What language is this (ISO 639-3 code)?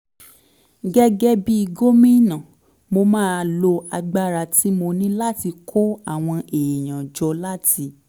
yor